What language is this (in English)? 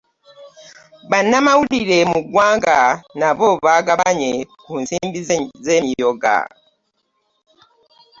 Ganda